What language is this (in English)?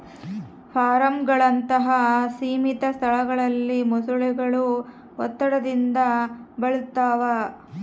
Kannada